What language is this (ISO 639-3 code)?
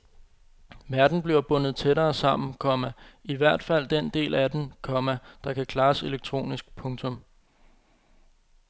dan